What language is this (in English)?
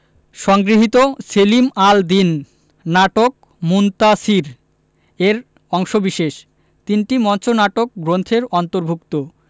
Bangla